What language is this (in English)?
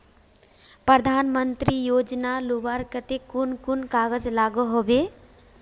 Magahi